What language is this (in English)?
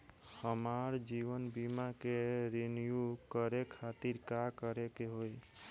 Bhojpuri